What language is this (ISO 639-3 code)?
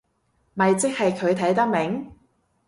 yue